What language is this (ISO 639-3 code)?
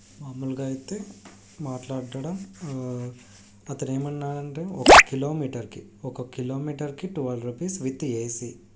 tel